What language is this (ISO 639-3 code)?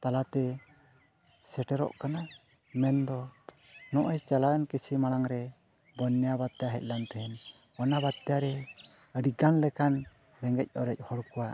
sat